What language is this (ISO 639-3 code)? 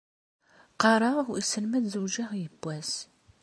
kab